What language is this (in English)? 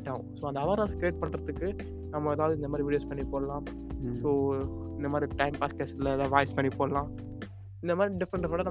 Tamil